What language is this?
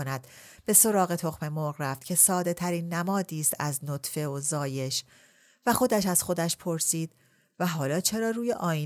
Persian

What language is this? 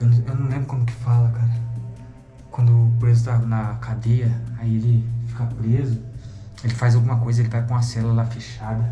Portuguese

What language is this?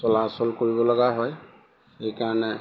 Assamese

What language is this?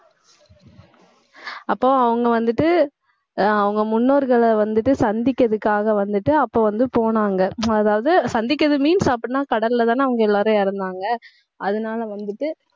Tamil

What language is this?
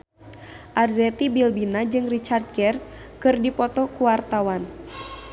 Sundanese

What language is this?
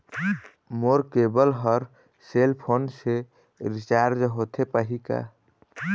Chhattisgarhi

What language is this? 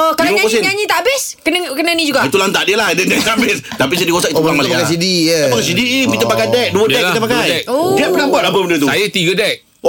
Malay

